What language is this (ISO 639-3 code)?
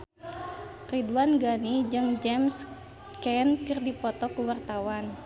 sun